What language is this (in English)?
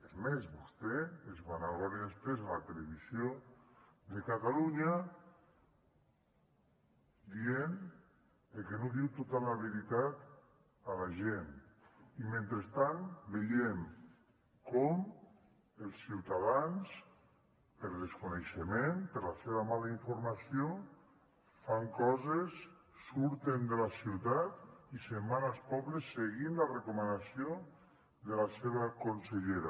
Catalan